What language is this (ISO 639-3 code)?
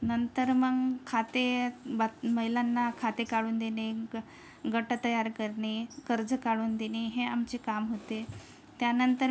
mar